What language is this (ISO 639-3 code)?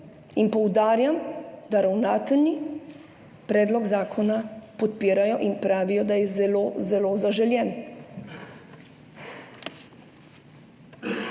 slv